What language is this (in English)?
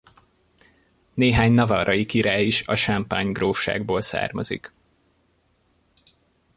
Hungarian